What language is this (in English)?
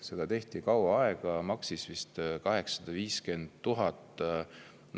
Estonian